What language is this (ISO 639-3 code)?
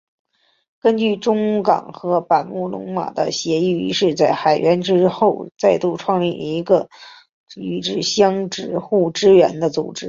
zho